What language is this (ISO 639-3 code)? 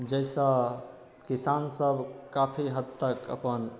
mai